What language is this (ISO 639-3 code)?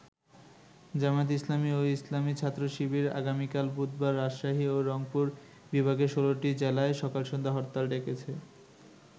ben